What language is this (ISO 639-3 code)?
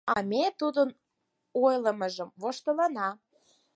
chm